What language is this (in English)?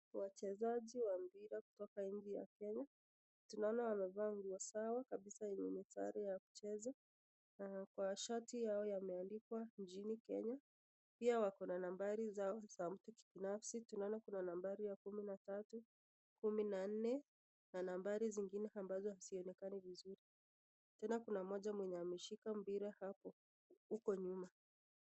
Swahili